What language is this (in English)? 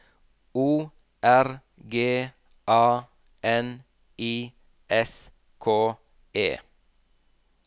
Norwegian